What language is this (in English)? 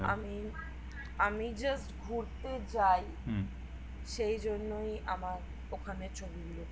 Bangla